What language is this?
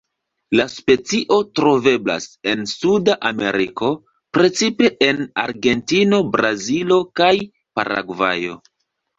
Esperanto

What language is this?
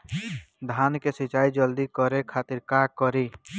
Bhojpuri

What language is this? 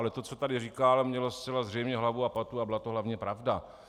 Czech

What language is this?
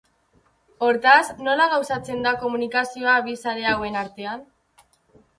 Basque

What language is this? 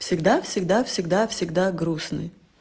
Russian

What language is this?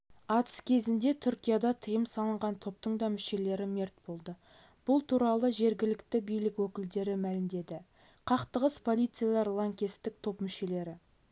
Kazakh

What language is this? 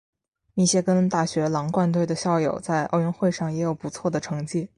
Chinese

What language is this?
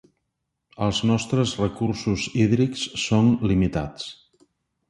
Catalan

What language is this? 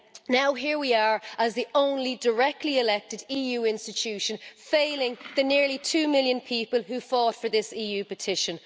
English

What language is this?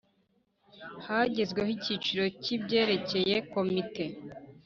Kinyarwanda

